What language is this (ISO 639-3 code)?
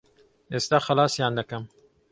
ckb